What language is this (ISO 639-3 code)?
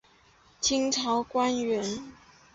zho